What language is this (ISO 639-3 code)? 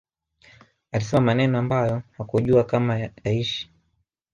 swa